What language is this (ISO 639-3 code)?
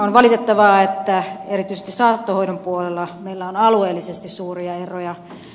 fin